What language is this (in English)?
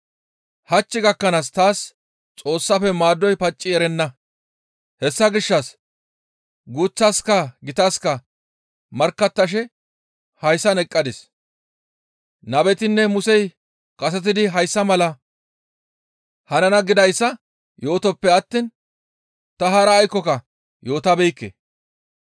Gamo